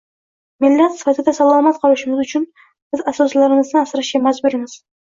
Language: Uzbek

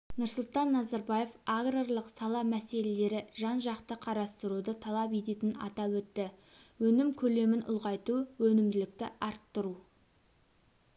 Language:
Kazakh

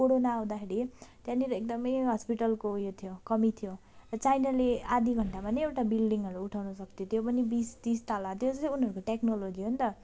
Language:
Nepali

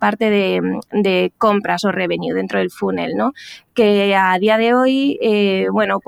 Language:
Spanish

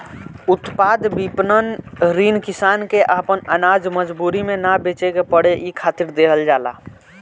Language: Bhojpuri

